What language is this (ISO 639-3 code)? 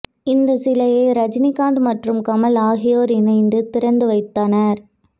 tam